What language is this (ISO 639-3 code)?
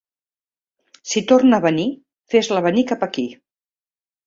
cat